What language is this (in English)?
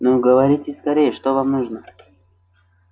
Russian